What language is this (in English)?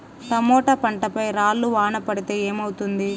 Telugu